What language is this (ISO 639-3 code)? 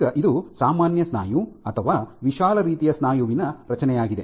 kan